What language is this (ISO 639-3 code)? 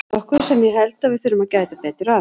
isl